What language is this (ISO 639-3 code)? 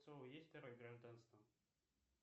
rus